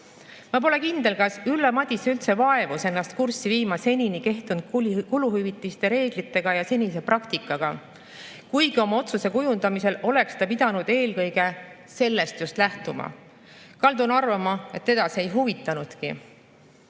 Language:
Estonian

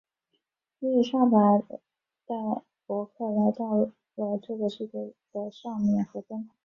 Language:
Chinese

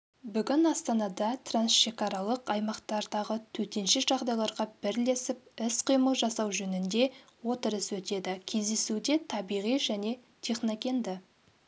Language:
Kazakh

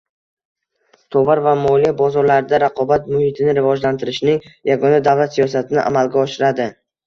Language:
Uzbek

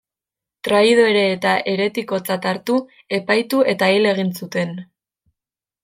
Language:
Basque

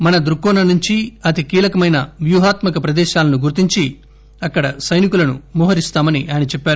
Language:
Telugu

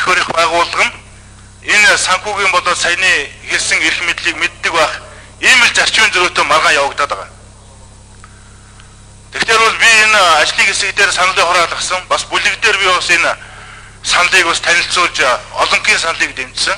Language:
Korean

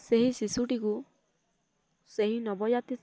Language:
Odia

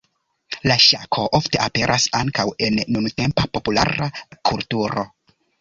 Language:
Esperanto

